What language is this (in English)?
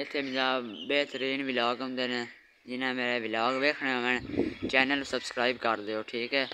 Norwegian